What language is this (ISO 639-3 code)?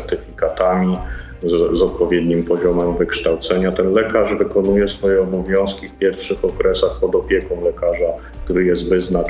pol